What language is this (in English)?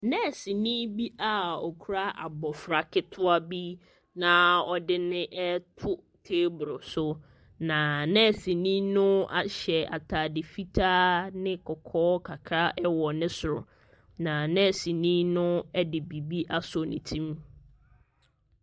Akan